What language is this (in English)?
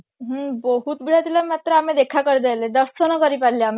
Odia